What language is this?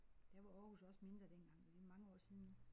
Danish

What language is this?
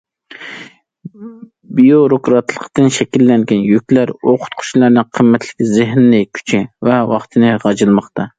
Uyghur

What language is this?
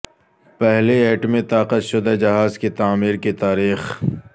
Urdu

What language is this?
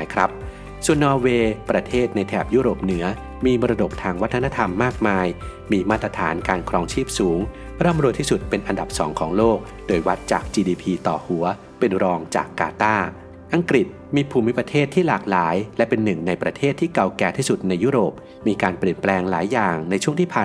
Thai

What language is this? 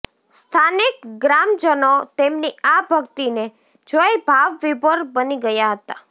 Gujarati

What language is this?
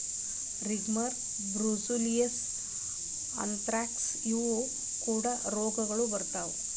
Kannada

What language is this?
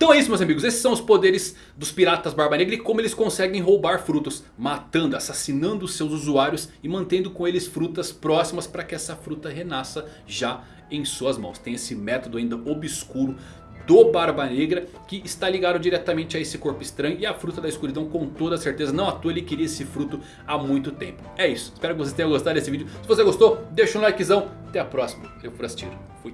Portuguese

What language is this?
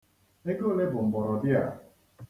Igbo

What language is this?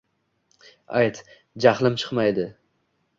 Uzbek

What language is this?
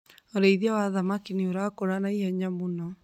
Kikuyu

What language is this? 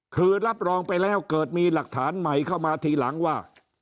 Thai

